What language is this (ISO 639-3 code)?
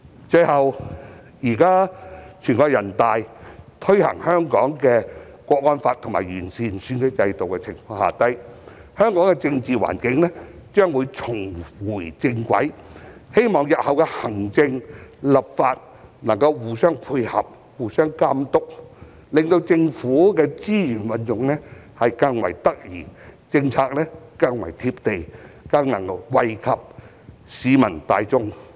yue